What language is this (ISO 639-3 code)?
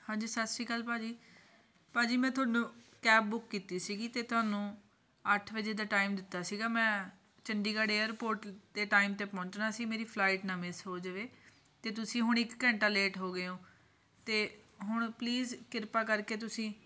pan